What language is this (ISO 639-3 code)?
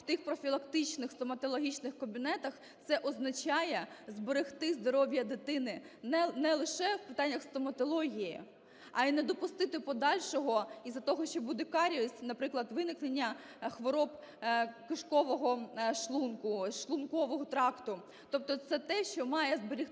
ukr